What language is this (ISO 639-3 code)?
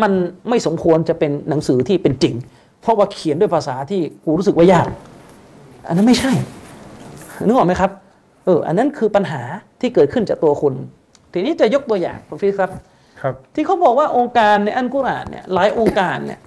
tha